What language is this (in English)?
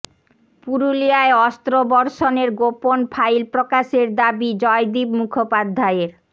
Bangla